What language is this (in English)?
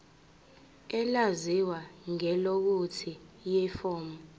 Zulu